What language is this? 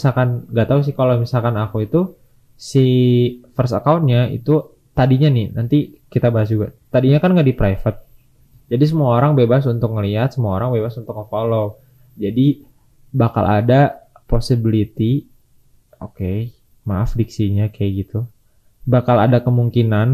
Indonesian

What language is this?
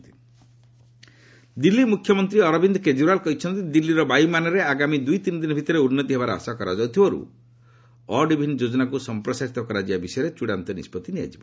Odia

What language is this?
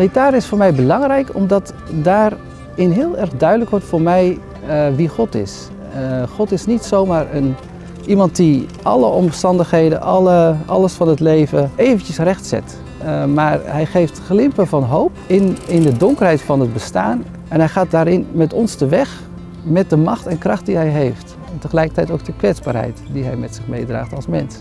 Dutch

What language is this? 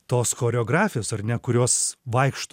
Lithuanian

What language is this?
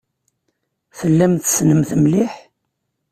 Kabyle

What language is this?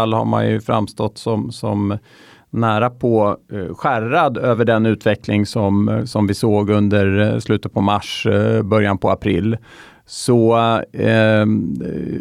Swedish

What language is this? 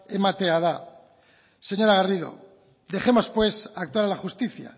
Spanish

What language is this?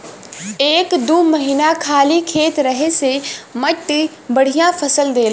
Bhojpuri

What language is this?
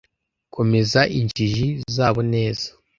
Kinyarwanda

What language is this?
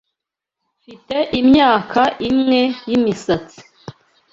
Kinyarwanda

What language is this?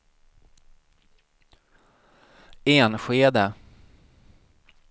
Swedish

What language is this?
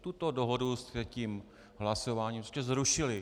Czech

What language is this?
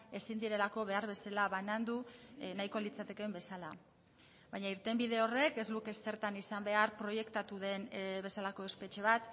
Basque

